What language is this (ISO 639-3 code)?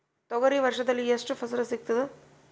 kan